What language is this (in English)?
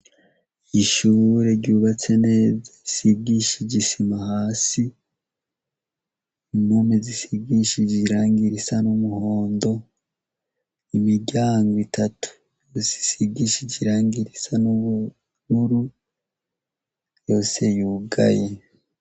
Rundi